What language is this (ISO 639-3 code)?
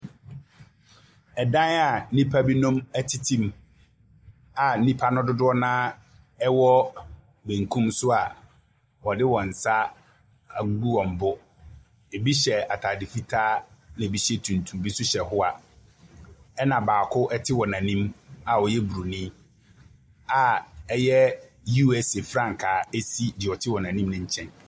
aka